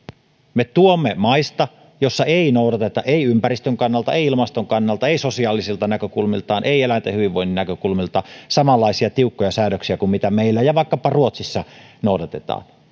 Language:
Finnish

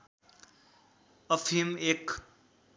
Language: Nepali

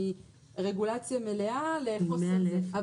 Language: Hebrew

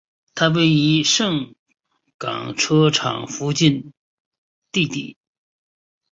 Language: Chinese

